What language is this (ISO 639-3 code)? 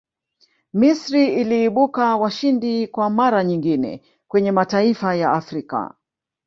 swa